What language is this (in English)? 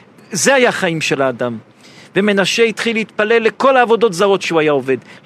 Hebrew